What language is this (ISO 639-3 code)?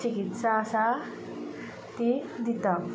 kok